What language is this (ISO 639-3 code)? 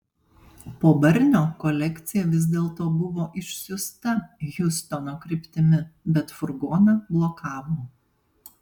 lit